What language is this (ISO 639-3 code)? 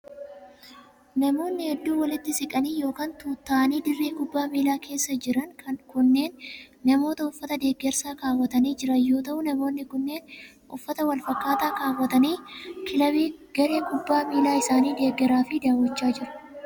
orm